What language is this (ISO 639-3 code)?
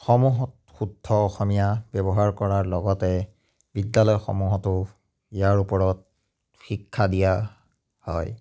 asm